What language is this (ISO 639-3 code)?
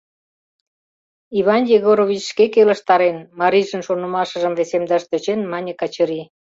chm